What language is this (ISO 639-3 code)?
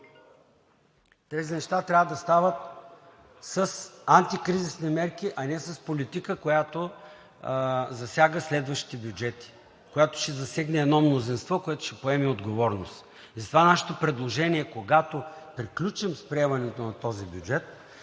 bul